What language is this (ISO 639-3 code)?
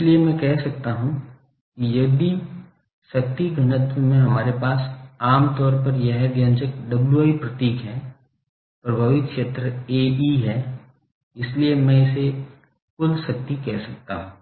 hin